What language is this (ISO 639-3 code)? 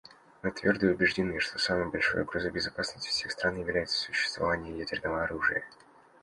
rus